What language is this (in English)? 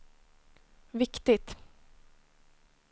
Swedish